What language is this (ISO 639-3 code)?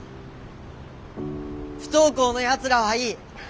jpn